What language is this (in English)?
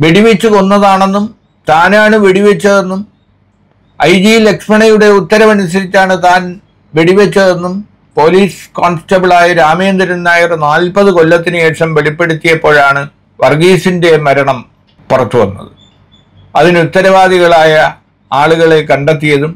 Malayalam